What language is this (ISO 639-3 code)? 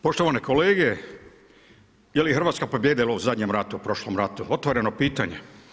hrv